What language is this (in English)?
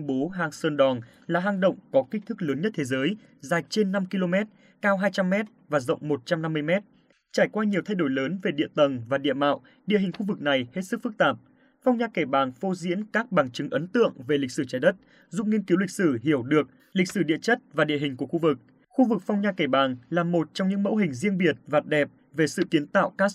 Vietnamese